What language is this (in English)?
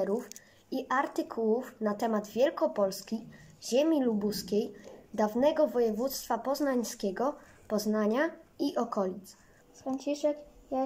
Polish